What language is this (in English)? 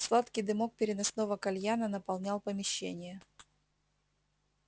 Russian